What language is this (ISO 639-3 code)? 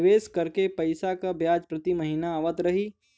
bho